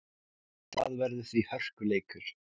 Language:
Icelandic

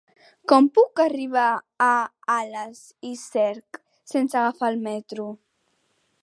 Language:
Catalan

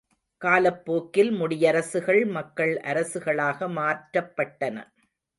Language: Tamil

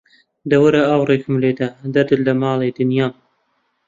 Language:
Central Kurdish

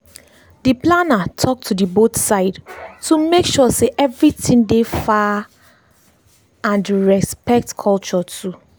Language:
Nigerian Pidgin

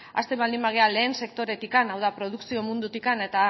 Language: Basque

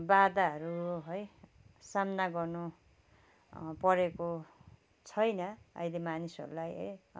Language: Nepali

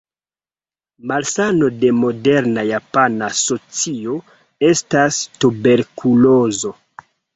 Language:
Esperanto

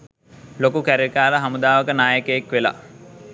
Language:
Sinhala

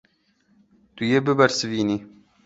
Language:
Kurdish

